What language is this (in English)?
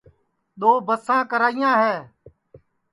Sansi